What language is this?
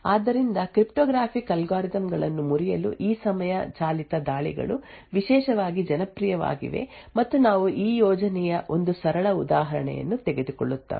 Kannada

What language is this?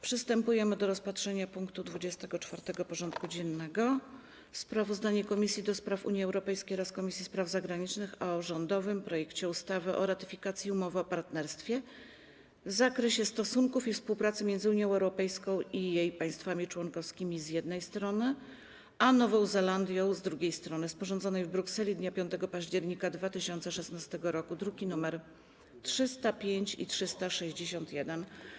Polish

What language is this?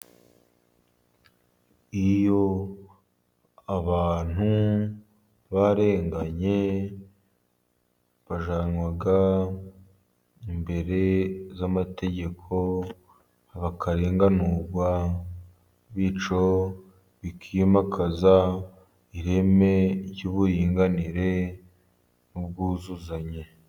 Kinyarwanda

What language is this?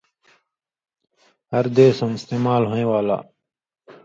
Indus Kohistani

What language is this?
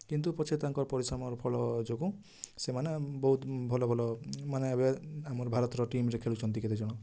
Odia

